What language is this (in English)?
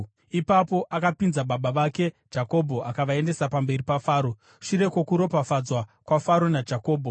Shona